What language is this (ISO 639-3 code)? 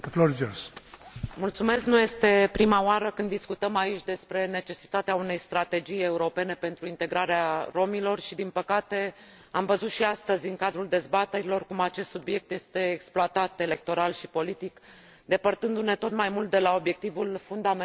ron